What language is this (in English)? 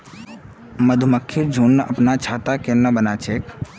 Magahi